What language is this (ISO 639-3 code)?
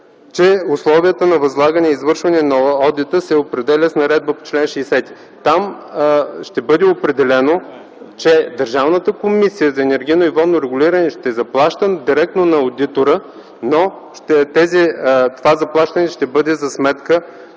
bul